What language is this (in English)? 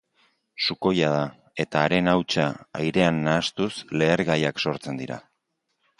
Basque